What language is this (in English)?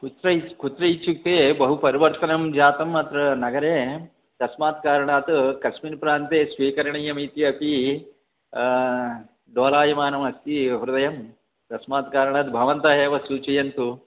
Sanskrit